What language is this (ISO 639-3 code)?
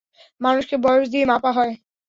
ben